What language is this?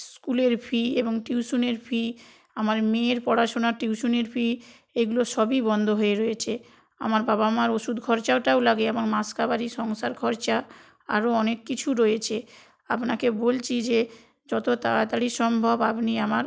Bangla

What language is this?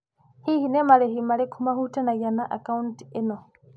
Kikuyu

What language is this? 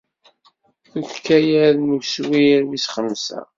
Kabyle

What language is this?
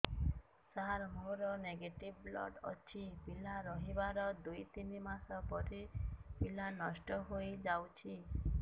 Odia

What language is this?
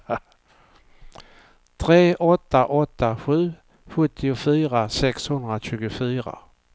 Swedish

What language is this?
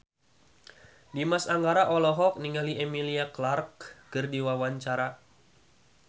Sundanese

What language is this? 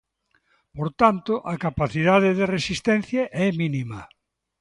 Galician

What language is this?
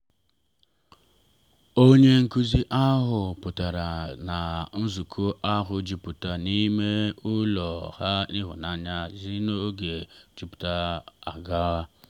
Igbo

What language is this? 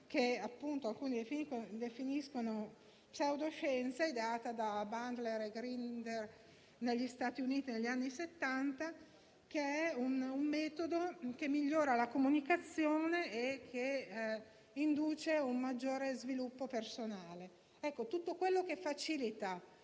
Italian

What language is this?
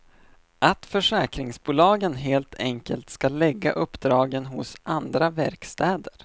Swedish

